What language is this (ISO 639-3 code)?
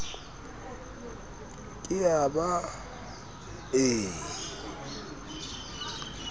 sot